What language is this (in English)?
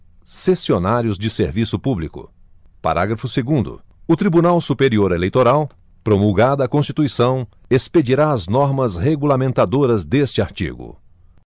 Portuguese